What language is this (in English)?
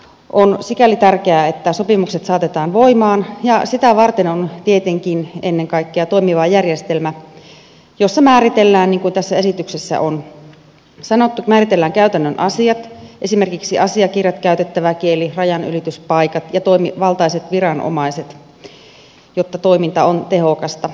Finnish